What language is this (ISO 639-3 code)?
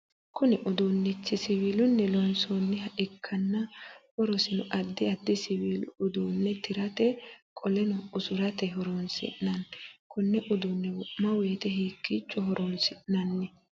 sid